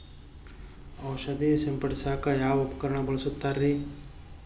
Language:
Kannada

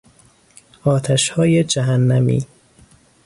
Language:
Persian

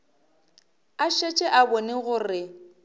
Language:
Northern Sotho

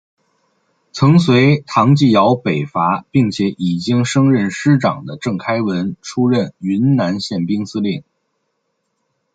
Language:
Chinese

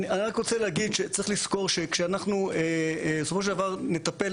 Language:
Hebrew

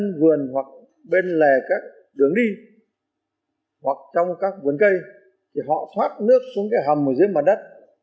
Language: Vietnamese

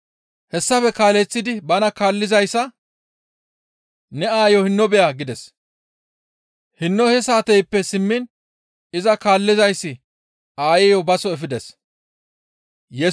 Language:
Gamo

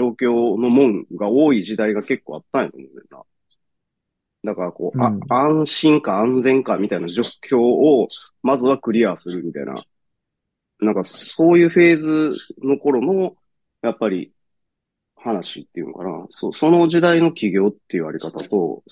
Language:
Japanese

